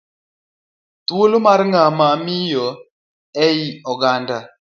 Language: Luo (Kenya and Tanzania)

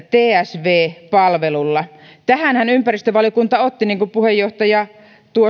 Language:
Finnish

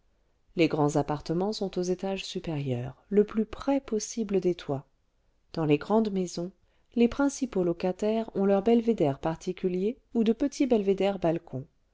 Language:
French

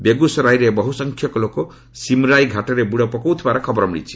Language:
Odia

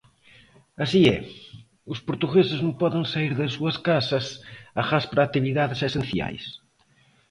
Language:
Galician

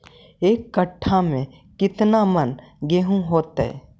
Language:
Magahi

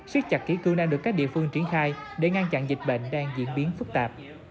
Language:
Vietnamese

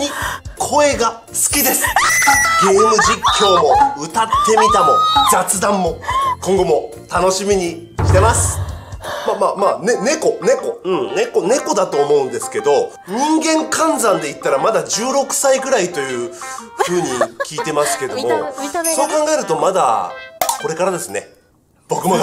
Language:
Japanese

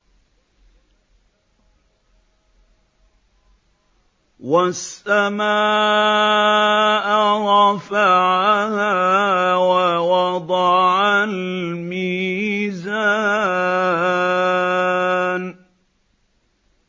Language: Arabic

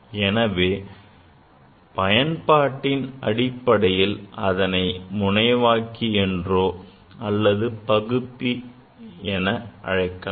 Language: Tamil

